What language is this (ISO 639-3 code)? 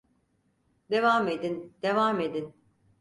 tur